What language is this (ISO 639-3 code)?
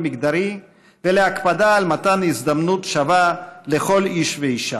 heb